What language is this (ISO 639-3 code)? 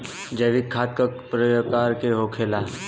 bho